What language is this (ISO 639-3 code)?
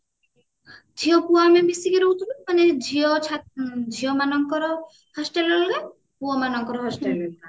ori